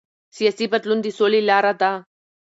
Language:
Pashto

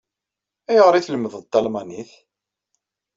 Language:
Kabyle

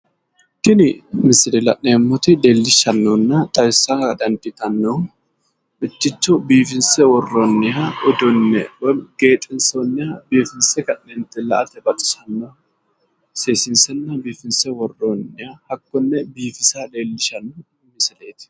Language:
Sidamo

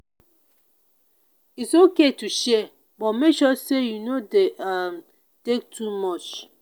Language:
Nigerian Pidgin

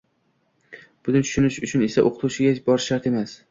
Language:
Uzbek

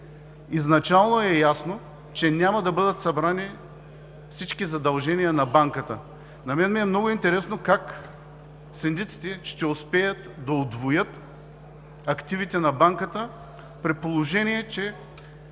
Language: Bulgarian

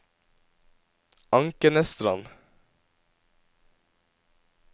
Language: Norwegian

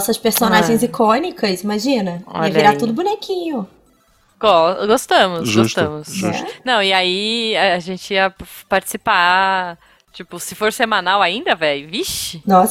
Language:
Portuguese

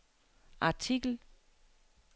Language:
Danish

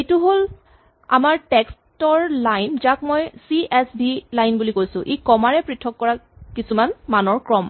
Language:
Assamese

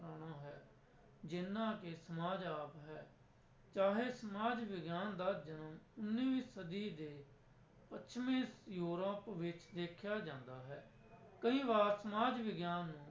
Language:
Punjabi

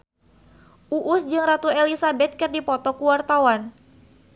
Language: Sundanese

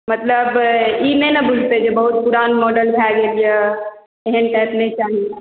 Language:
Maithili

